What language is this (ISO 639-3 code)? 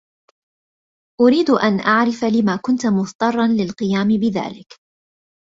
ara